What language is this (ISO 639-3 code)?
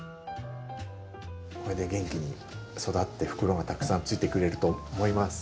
jpn